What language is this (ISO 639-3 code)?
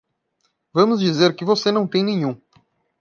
por